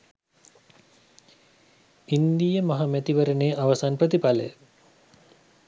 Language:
Sinhala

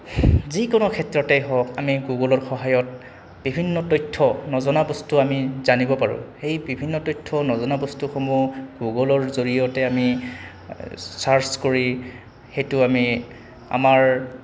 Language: Assamese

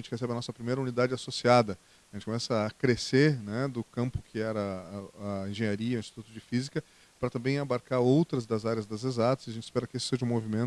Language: Portuguese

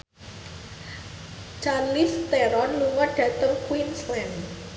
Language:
Javanese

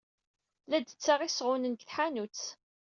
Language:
Kabyle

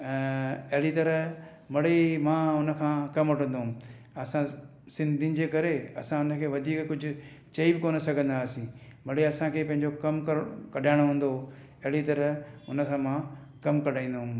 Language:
Sindhi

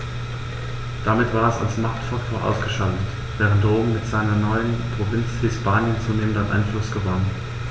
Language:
German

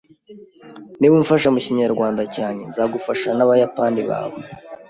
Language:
Kinyarwanda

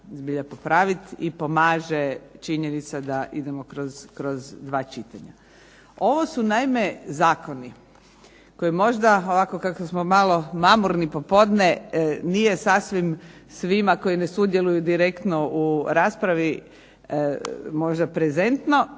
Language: Croatian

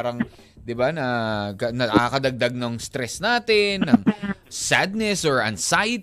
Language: Filipino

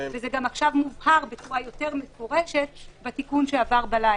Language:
Hebrew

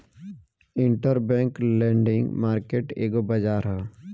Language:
Bhojpuri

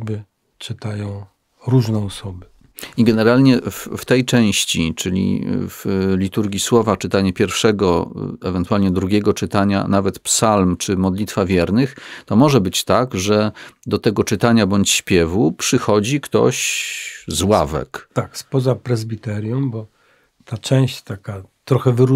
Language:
Polish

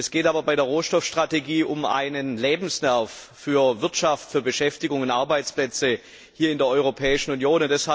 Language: German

